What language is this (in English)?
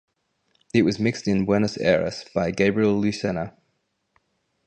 English